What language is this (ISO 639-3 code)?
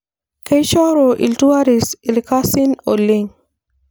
mas